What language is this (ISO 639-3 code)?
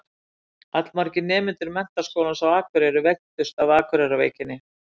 isl